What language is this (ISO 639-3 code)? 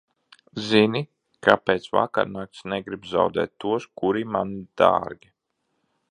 lav